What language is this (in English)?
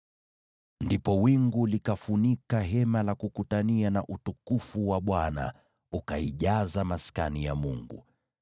Swahili